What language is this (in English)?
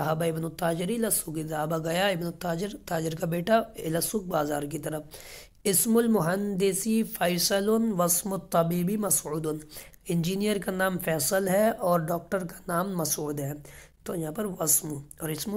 Arabic